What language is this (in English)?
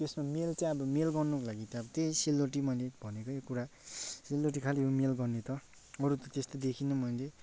Nepali